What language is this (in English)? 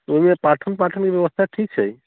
Maithili